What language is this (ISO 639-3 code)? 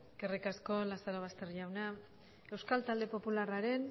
eus